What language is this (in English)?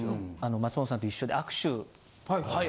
Japanese